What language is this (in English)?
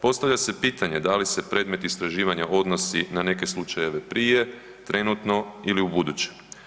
Croatian